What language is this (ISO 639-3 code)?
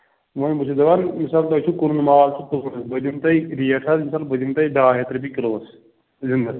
kas